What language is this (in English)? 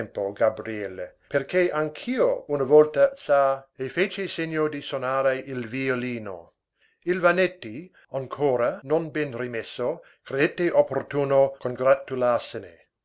Italian